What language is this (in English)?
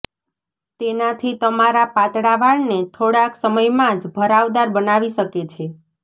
Gujarati